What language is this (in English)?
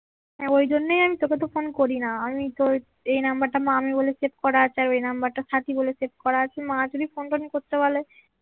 Bangla